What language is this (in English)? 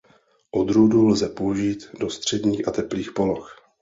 Czech